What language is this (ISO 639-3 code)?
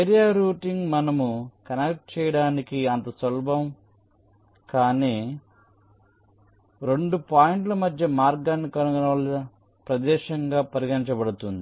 tel